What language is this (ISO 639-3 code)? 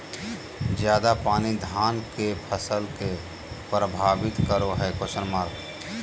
mag